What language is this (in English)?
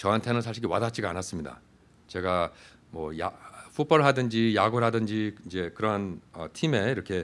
Korean